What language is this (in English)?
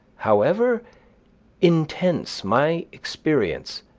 English